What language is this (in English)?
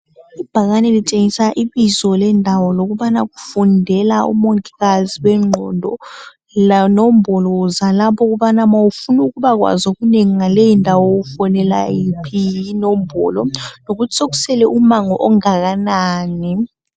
North Ndebele